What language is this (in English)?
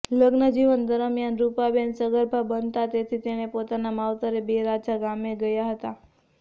Gujarati